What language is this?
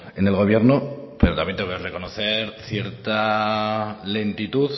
Spanish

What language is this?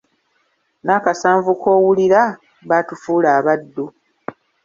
Ganda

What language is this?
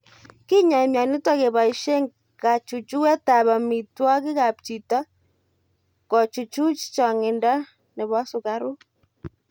Kalenjin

